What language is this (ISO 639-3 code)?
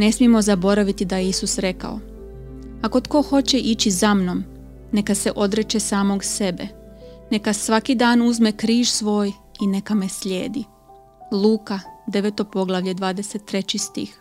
hrv